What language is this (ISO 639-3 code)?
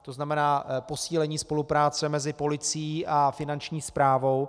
ces